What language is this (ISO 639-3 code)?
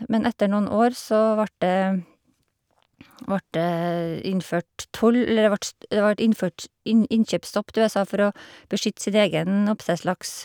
nor